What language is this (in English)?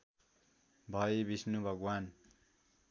Nepali